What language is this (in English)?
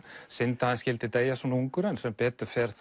Icelandic